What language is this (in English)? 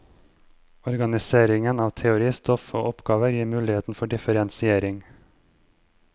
Norwegian